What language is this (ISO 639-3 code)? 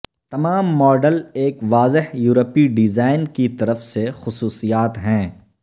urd